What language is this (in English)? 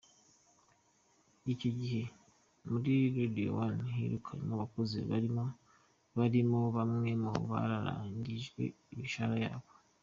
Kinyarwanda